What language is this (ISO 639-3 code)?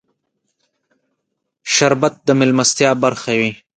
pus